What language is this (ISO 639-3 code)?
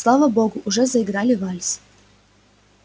rus